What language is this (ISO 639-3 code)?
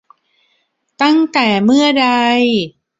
tha